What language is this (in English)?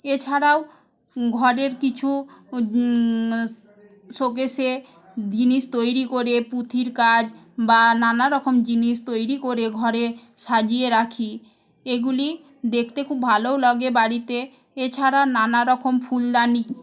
Bangla